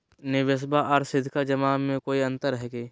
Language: Magahi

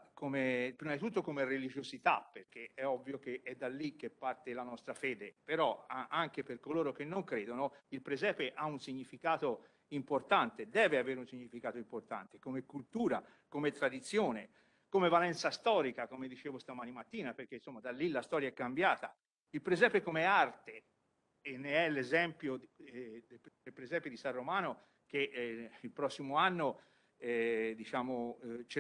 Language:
Italian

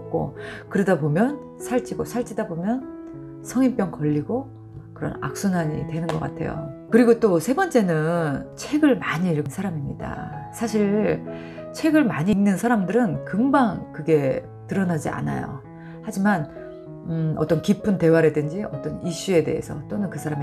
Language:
Korean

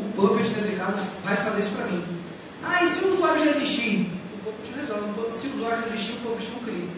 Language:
Portuguese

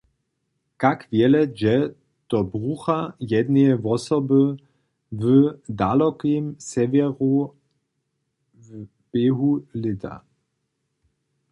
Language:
Upper Sorbian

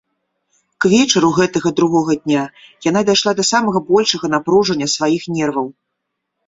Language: Belarusian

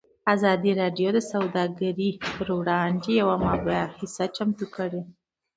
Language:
Pashto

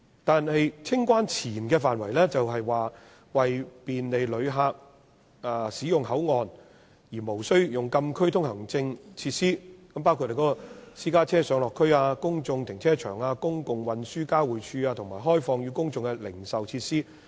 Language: Cantonese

